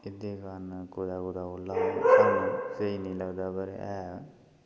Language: Dogri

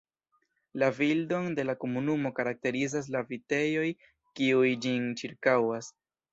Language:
Esperanto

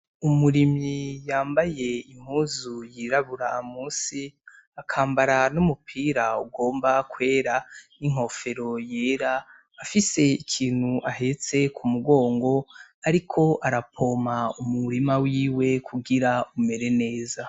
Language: Rundi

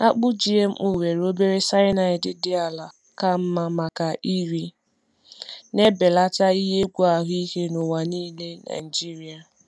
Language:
Igbo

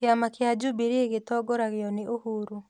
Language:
Kikuyu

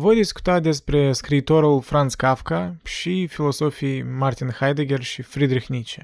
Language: Romanian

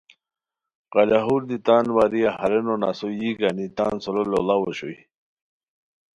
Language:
Khowar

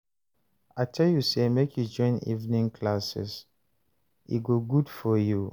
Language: Nigerian Pidgin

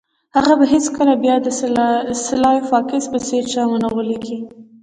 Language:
Pashto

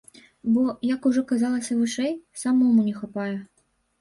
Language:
Belarusian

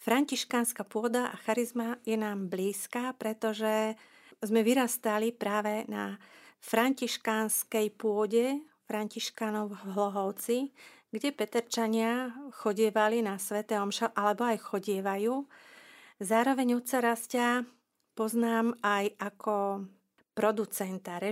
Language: Slovak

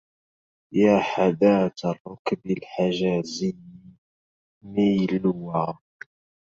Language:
Arabic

